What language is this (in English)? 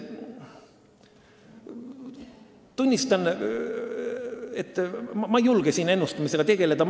Estonian